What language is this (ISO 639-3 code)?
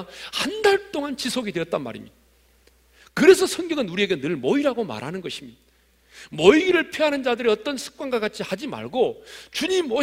kor